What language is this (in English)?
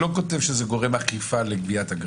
Hebrew